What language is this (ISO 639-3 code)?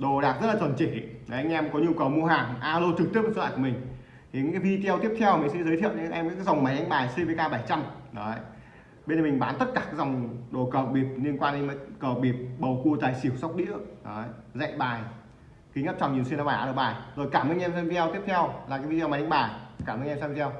vie